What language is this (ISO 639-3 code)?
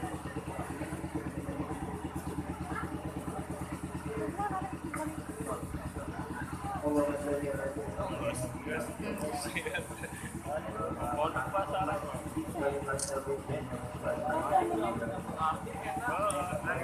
ind